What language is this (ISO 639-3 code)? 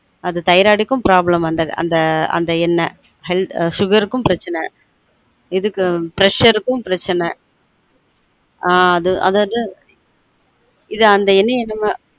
tam